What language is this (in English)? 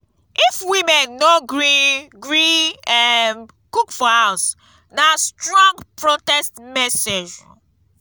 Nigerian Pidgin